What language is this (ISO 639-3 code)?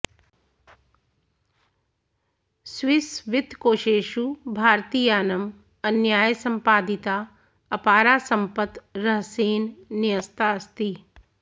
san